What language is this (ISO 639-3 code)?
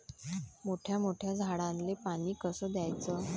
mar